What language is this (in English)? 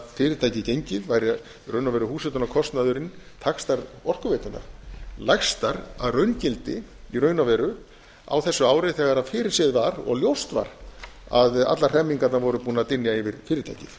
Icelandic